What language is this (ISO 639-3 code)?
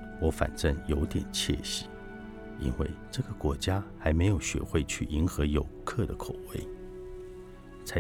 zho